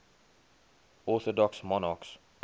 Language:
English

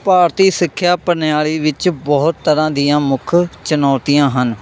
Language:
Punjabi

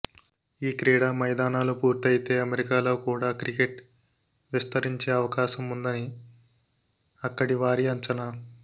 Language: Telugu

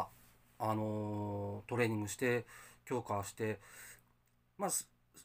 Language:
Japanese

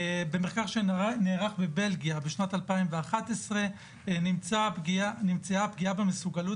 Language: Hebrew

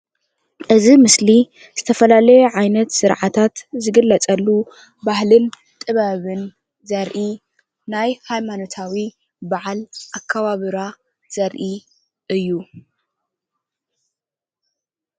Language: Tigrinya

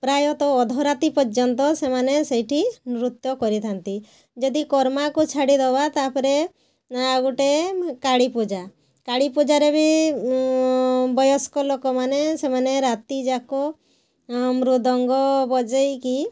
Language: Odia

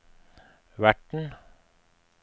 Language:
Norwegian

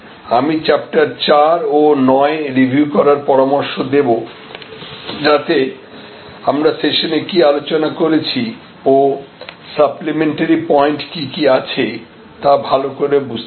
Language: Bangla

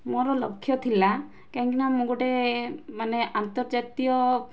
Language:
Odia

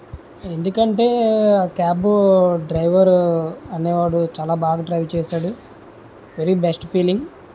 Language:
Telugu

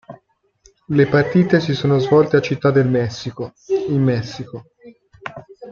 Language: Italian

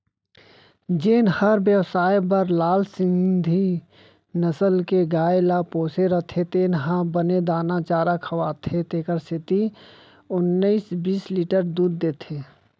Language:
Chhattisgarhi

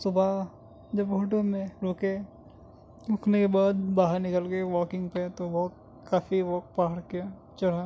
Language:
Urdu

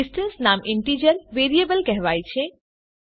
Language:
Gujarati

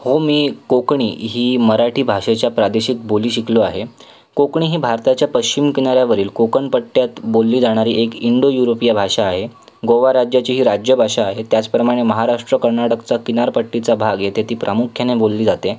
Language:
Marathi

